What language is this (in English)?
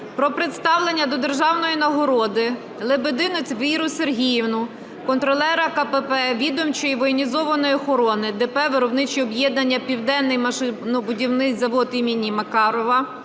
Ukrainian